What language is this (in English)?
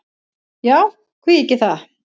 Icelandic